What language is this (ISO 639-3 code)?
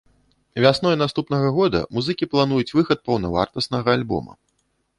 bel